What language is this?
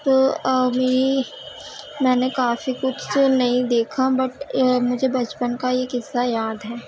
Urdu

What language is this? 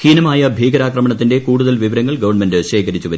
Malayalam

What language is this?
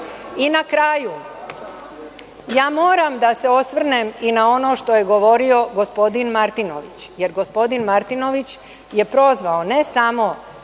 Serbian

